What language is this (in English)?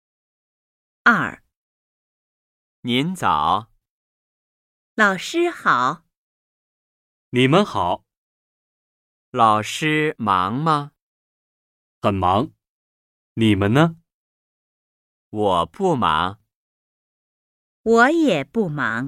Chinese